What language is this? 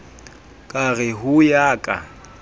Southern Sotho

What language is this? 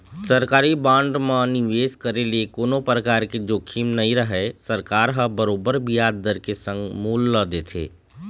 Chhattisgarhi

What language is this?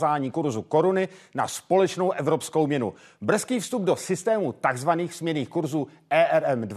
Czech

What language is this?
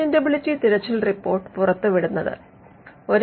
Malayalam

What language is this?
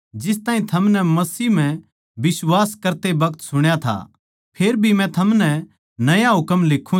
Haryanvi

